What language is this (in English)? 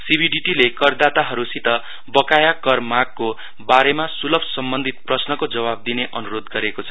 Nepali